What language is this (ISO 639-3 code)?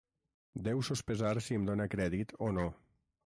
cat